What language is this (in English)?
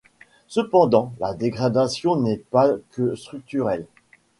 French